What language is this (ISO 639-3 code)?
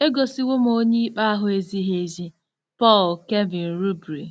ibo